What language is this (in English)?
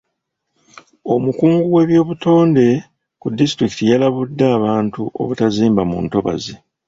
Ganda